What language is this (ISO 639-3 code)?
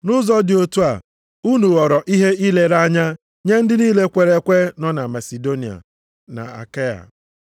ibo